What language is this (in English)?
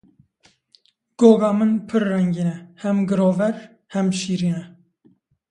Kurdish